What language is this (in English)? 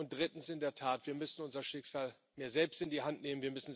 German